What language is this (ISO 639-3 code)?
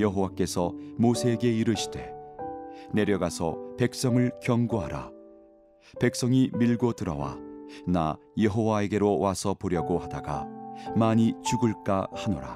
kor